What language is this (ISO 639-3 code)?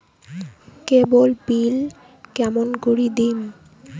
ben